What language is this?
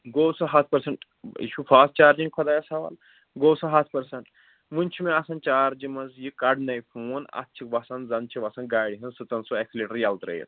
Kashmiri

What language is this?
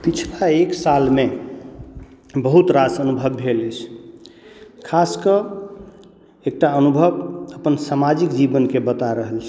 Maithili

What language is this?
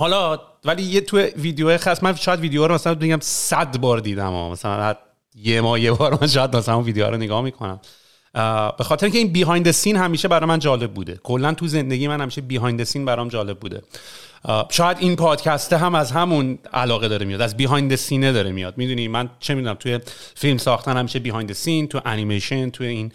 Persian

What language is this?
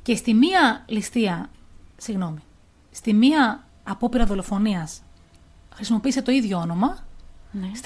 Greek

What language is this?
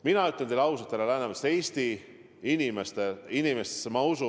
Estonian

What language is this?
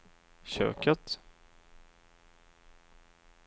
Swedish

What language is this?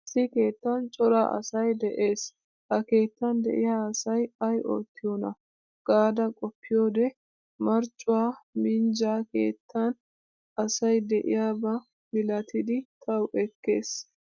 Wolaytta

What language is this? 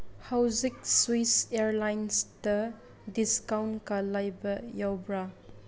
Manipuri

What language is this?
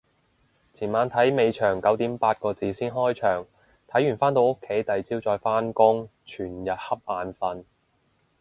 Cantonese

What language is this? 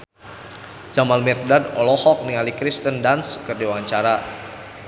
Sundanese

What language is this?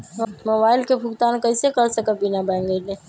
Magahi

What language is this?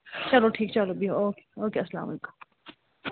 Kashmiri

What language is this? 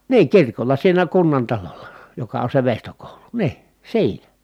Finnish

